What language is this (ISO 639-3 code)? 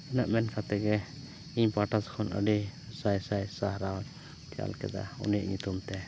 sat